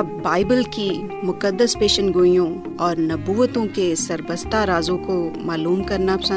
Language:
Urdu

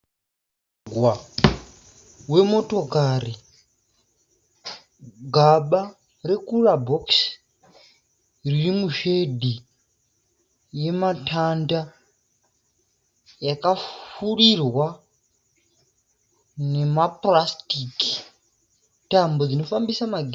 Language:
Shona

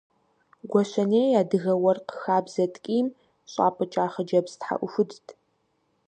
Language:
Kabardian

